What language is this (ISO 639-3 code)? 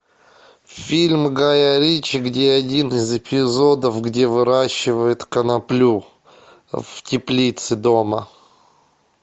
rus